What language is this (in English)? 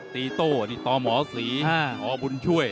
Thai